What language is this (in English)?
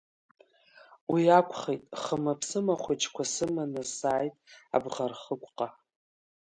Abkhazian